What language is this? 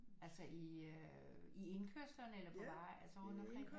Danish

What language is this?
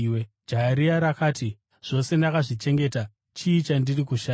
Shona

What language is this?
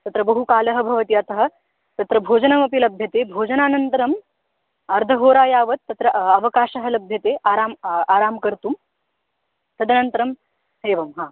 Sanskrit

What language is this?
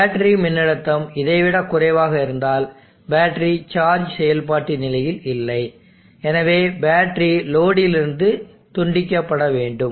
Tamil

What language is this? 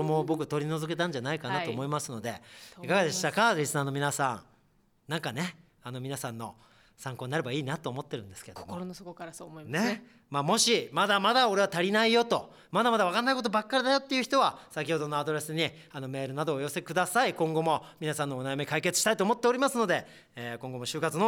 Japanese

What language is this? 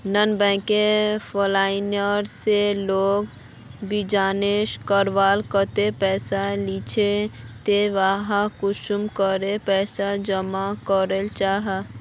Magahi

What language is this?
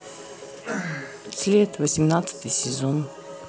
Russian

